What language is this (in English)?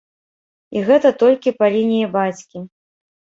Belarusian